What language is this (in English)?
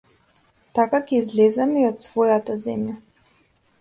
Macedonian